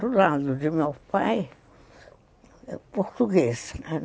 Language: Portuguese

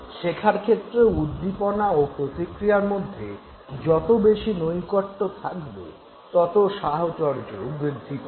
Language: Bangla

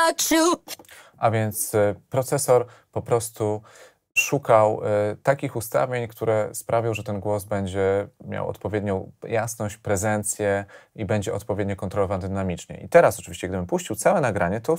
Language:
Polish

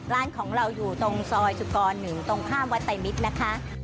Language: Thai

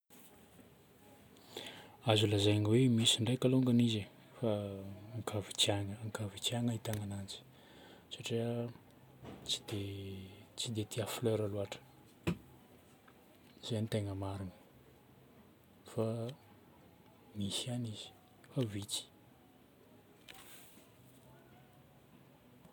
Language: Northern Betsimisaraka Malagasy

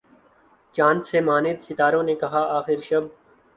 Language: Urdu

